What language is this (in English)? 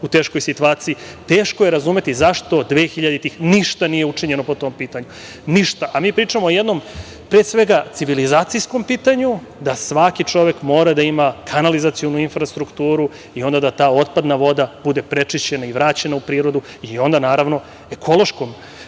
Serbian